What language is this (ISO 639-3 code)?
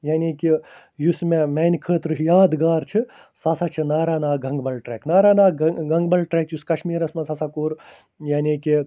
kas